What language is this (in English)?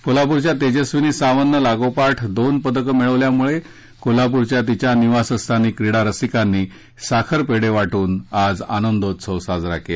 Marathi